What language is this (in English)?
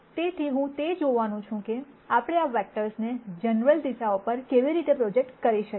Gujarati